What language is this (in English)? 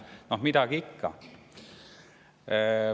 Estonian